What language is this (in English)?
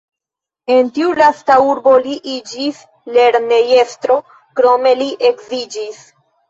Esperanto